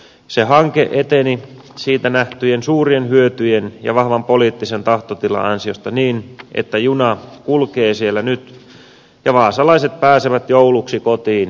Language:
Finnish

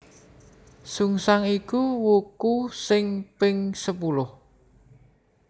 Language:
Javanese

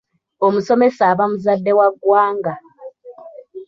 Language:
Ganda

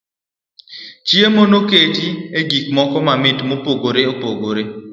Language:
Luo (Kenya and Tanzania)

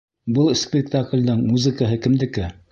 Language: Bashkir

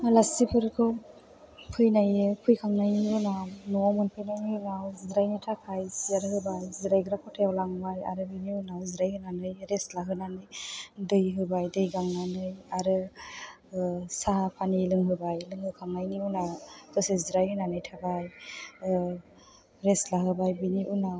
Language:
Bodo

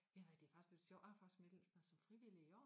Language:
Danish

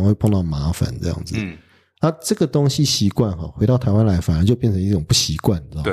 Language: Chinese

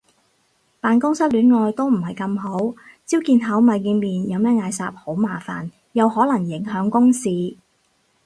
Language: Cantonese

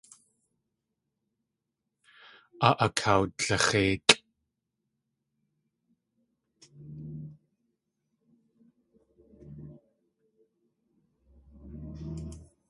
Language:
Tlingit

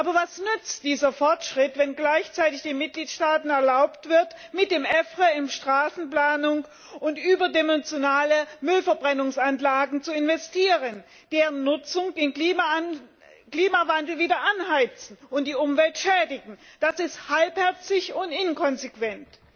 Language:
German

